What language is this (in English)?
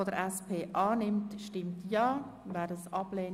Swiss German